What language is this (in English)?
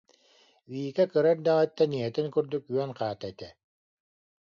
Yakut